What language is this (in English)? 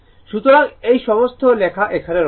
Bangla